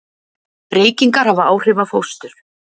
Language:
Icelandic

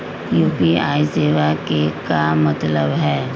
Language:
Magahi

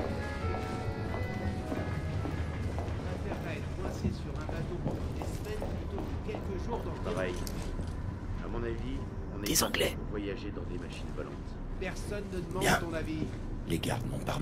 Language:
French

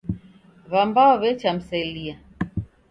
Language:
Taita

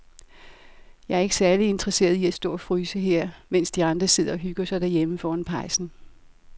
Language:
Danish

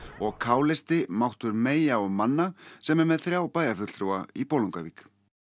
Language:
Icelandic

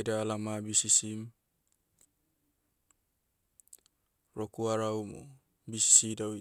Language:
Motu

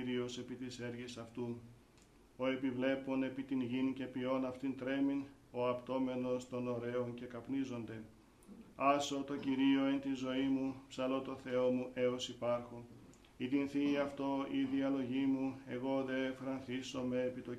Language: Greek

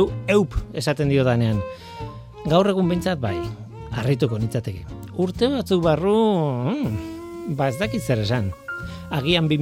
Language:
Spanish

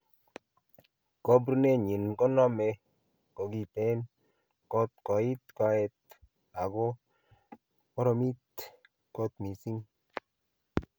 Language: Kalenjin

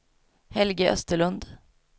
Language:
Swedish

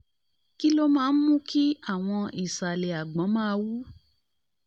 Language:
Yoruba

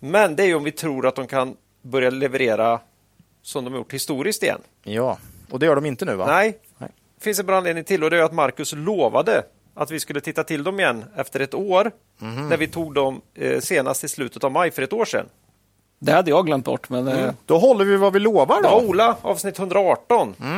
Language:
Swedish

